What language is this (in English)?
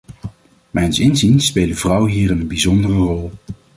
Dutch